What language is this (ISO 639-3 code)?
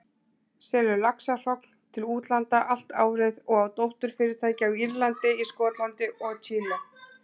isl